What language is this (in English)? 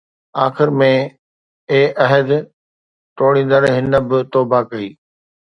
Sindhi